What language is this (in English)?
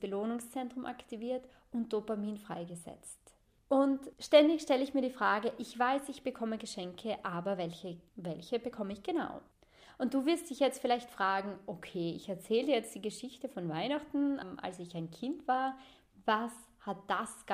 German